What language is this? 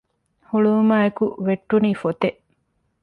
Divehi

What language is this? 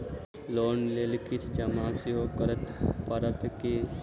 Maithili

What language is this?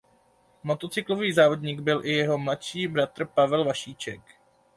Czech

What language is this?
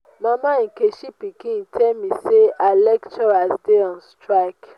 Nigerian Pidgin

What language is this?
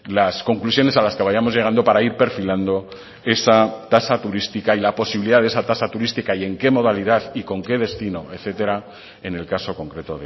Spanish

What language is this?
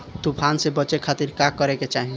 Bhojpuri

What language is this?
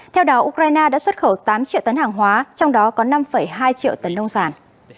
Vietnamese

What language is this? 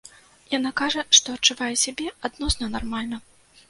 Belarusian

